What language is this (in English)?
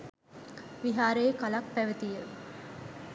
Sinhala